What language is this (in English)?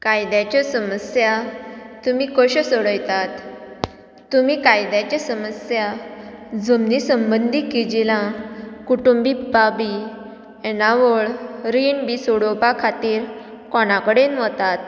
Konkani